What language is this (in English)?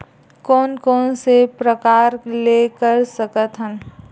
Chhattisgarhi